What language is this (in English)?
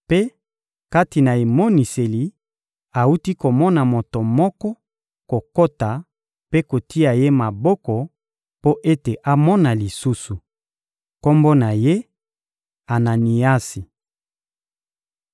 Lingala